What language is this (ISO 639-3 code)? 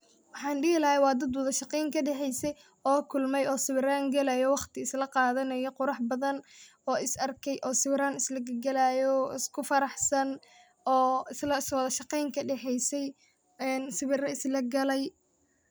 som